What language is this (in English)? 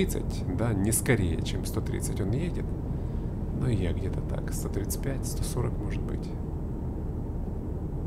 Russian